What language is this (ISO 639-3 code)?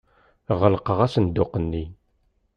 kab